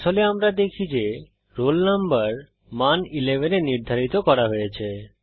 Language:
Bangla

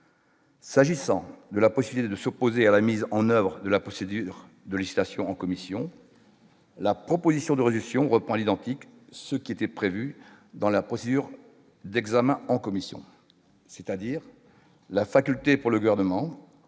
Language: French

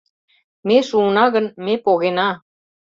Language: Mari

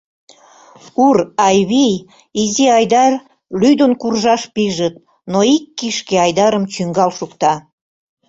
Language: Mari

